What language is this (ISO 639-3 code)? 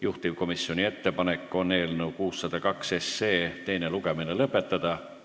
est